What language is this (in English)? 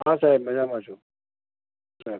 Gujarati